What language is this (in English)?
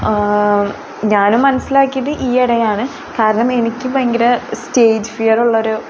Malayalam